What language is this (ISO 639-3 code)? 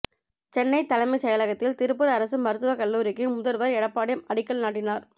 tam